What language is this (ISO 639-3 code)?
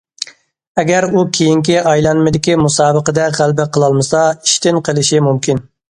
uig